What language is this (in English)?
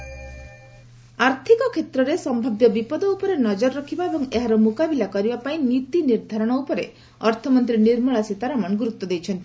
Odia